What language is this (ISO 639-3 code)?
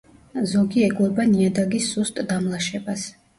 kat